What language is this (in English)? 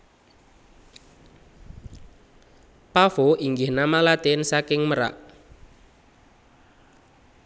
Javanese